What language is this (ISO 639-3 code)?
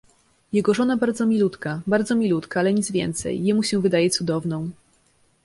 pol